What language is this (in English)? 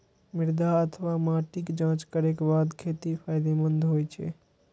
Maithili